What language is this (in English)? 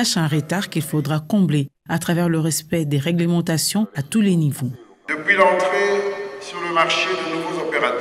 French